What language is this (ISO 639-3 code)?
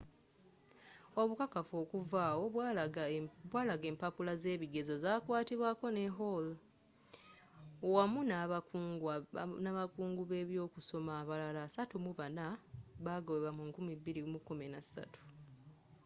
lug